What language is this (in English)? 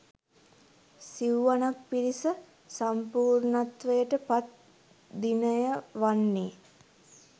Sinhala